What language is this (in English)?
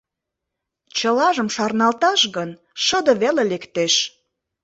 Mari